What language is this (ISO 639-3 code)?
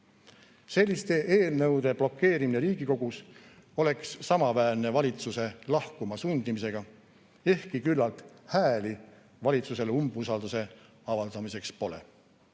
est